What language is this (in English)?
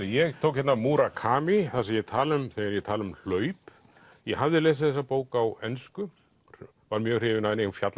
Icelandic